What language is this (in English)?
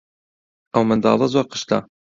Central Kurdish